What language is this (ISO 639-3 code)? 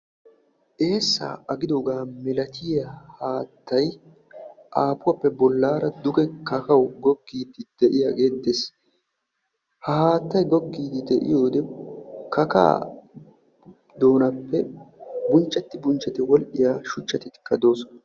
wal